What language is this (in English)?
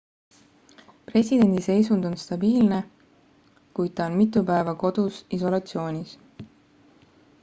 Estonian